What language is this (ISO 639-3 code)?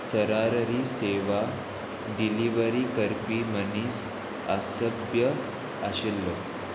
kok